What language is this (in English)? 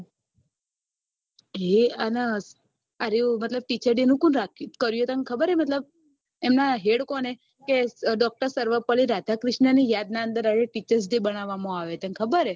Gujarati